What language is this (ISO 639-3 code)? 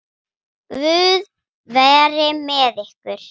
isl